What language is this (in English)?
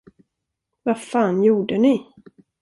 Swedish